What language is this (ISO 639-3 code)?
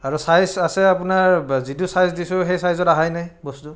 asm